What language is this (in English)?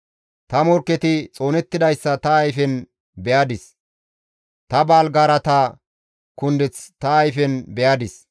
Gamo